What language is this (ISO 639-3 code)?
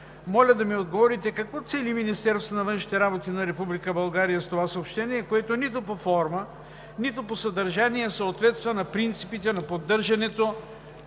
bul